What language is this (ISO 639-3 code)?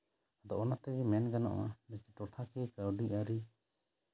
sat